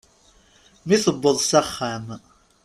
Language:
Kabyle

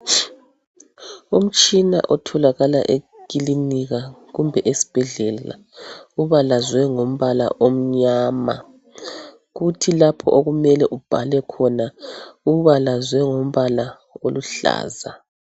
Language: North Ndebele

